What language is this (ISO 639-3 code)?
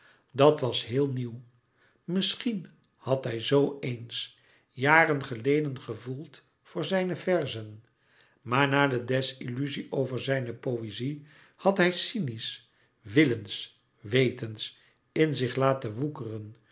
nld